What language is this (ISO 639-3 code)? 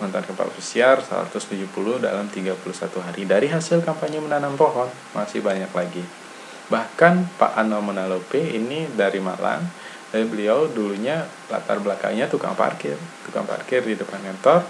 ind